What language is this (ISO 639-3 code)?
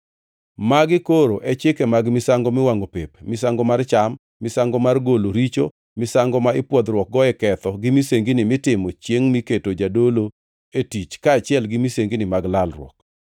luo